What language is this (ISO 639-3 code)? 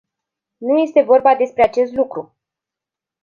ron